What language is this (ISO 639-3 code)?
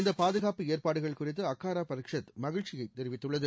tam